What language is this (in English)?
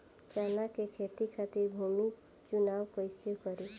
Bhojpuri